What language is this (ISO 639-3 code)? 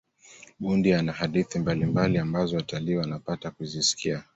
swa